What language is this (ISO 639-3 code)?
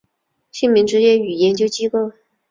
zho